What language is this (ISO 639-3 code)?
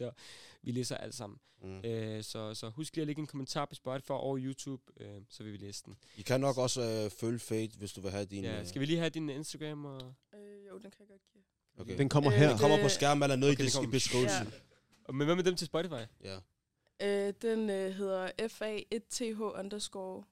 dan